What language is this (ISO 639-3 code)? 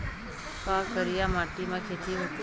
hne